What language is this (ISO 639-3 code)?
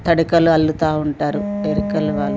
tel